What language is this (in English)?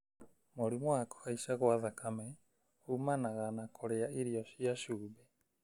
Kikuyu